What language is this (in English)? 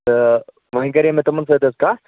Kashmiri